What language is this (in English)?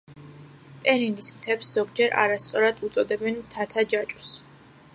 Georgian